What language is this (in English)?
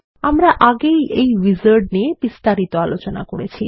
Bangla